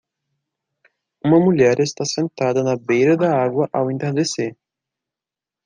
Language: Portuguese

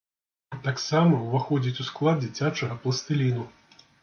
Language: Belarusian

